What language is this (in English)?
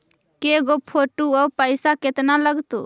Magahi